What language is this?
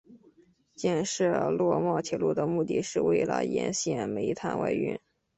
Chinese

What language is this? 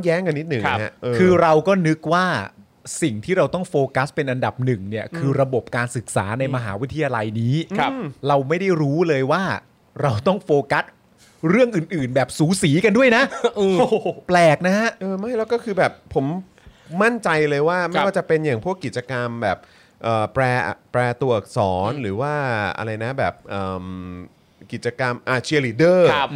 Thai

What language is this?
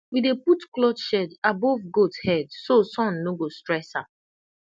Nigerian Pidgin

